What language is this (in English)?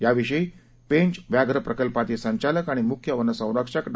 Marathi